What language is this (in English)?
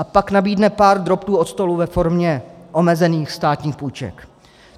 Czech